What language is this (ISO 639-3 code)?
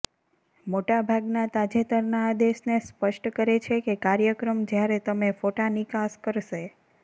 guj